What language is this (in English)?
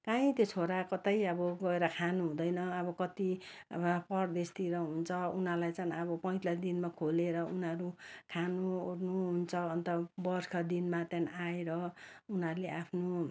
Nepali